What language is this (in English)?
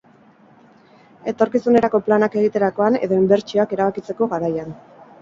Basque